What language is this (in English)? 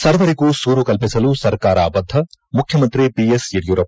Kannada